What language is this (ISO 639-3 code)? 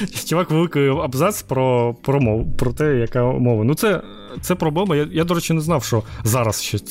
ukr